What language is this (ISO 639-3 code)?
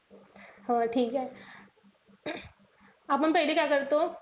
mar